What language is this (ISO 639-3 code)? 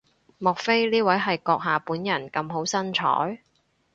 yue